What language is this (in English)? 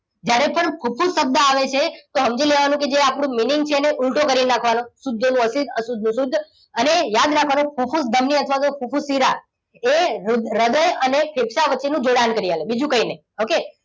Gujarati